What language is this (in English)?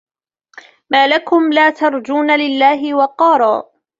Arabic